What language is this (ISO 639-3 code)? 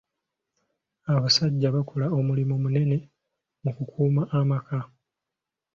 lug